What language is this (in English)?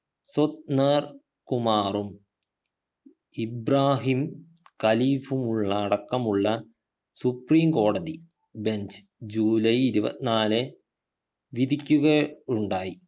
Malayalam